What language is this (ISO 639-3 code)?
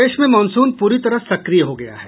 hin